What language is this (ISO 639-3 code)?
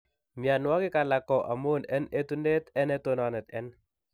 kln